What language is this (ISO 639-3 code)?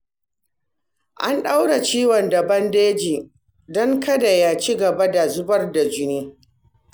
hau